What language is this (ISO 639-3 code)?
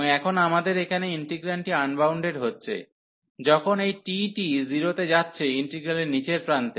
ben